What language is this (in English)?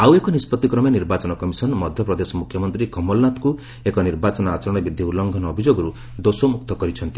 Odia